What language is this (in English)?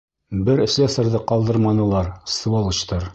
Bashkir